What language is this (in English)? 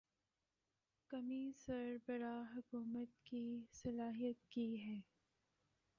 Urdu